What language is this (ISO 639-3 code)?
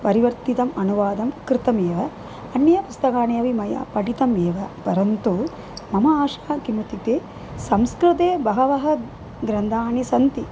san